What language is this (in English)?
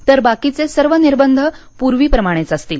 Marathi